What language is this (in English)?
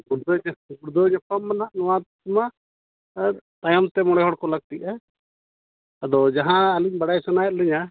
Santali